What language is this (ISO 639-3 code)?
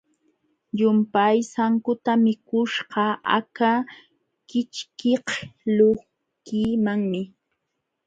qxw